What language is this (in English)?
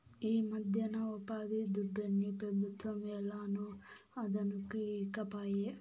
Telugu